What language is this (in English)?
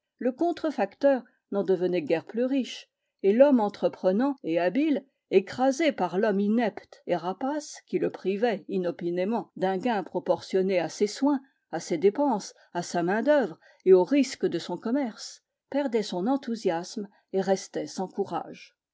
French